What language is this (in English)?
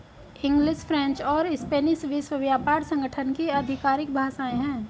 Hindi